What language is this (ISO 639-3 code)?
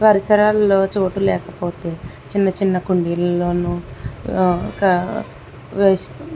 tel